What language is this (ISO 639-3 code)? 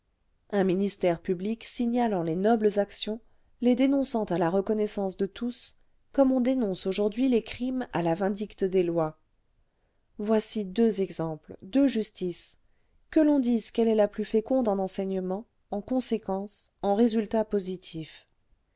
fra